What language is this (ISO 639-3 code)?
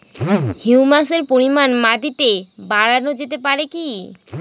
ben